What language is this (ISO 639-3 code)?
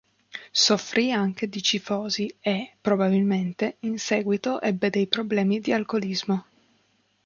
ita